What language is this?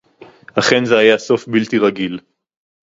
Hebrew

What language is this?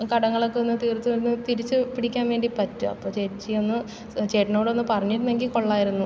Malayalam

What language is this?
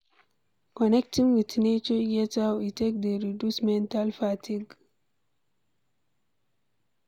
Nigerian Pidgin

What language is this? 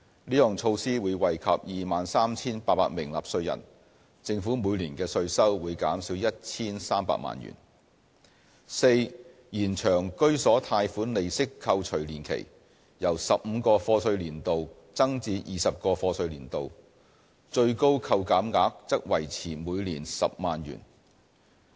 Cantonese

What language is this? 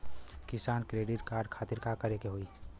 Bhojpuri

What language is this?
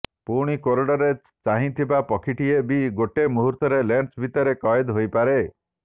Odia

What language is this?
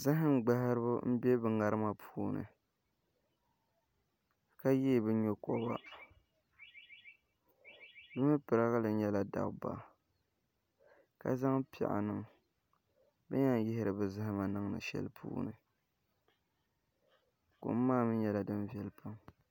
Dagbani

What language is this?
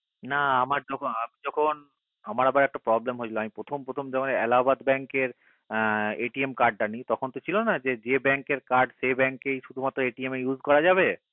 Bangla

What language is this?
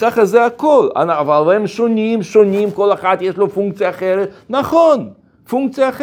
Hebrew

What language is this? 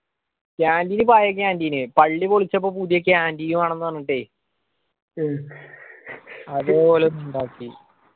Malayalam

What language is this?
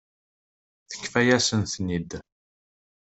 Kabyle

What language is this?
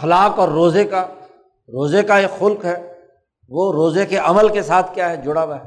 Urdu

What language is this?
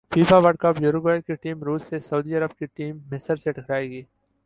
Urdu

